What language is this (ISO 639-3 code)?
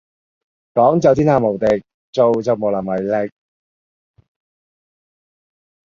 yue